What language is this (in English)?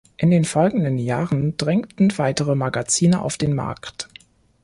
German